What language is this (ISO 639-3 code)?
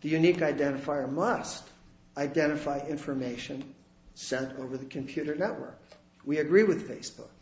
eng